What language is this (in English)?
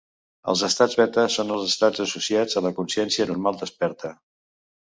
Catalan